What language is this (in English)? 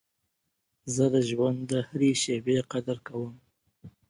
Pashto